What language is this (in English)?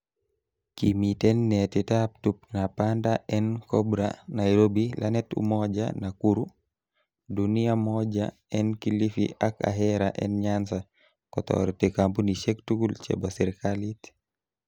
Kalenjin